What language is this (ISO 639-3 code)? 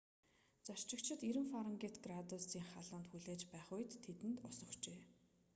mon